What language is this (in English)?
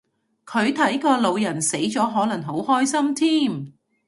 Cantonese